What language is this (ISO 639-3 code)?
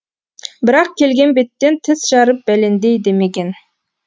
kaz